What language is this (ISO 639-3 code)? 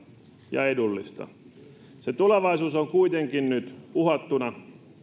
fin